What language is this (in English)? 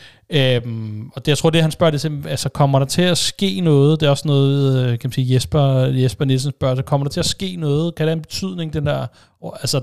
Danish